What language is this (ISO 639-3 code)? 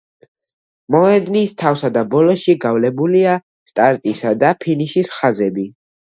kat